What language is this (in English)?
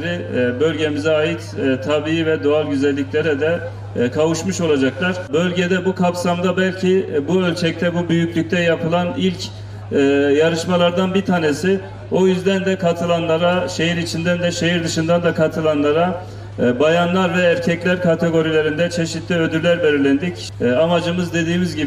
Turkish